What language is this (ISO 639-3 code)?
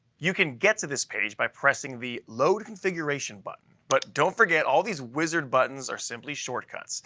eng